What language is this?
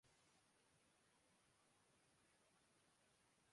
Urdu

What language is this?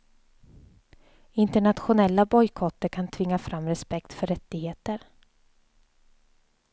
Swedish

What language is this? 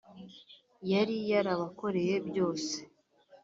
Kinyarwanda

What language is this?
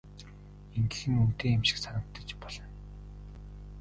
Mongolian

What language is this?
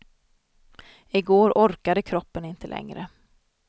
Swedish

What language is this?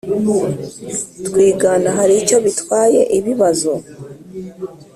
Kinyarwanda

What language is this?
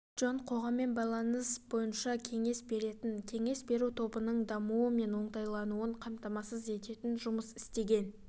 Kazakh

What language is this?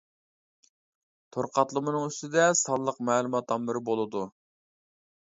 Uyghur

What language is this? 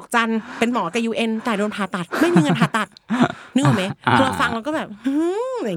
Thai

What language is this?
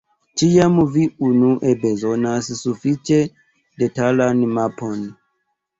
Esperanto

